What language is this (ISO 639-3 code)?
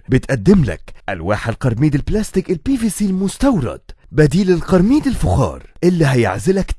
ara